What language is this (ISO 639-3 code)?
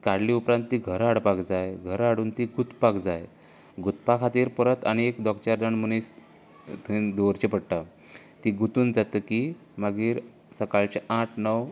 kok